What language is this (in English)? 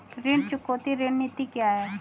Hindi